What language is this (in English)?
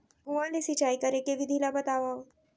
Chhattisgarhi